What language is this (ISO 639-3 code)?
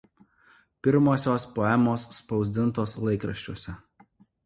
lit